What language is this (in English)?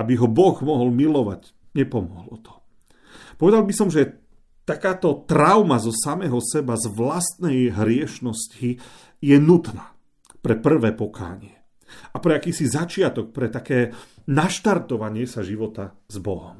Slovak